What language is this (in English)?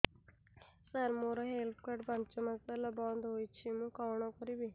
Odia